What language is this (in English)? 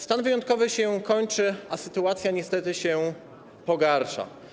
Polish